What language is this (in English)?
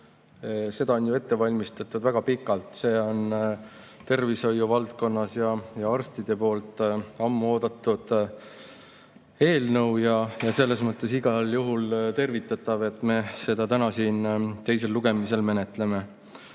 Estonian